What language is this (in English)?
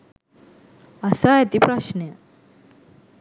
Sinhala